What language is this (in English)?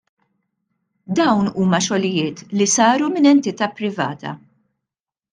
Maltese